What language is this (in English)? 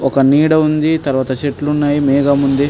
Telugu